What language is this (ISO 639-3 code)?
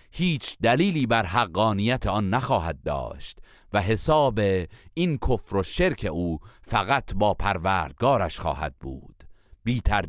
fas